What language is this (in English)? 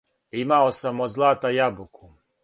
Serbian